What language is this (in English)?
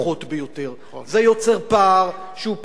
Hebrew